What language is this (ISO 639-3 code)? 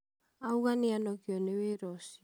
kik